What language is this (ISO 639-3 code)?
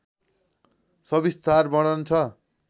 nep